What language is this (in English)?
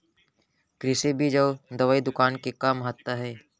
Chhattisgarhi